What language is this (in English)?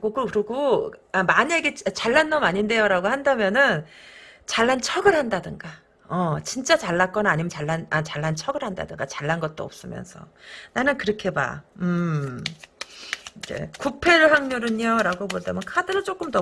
Korean